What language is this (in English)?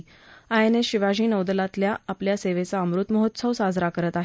Marathi